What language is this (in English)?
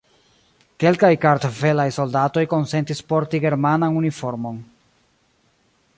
Esperanto